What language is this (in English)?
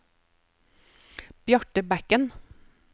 Norwegian